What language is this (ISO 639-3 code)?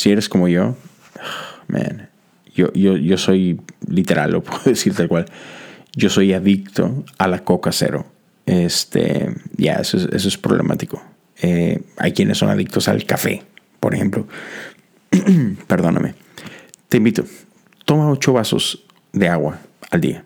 spa